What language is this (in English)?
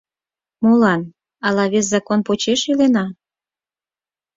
Mari